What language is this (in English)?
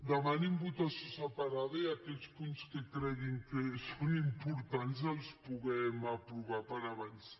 Catalan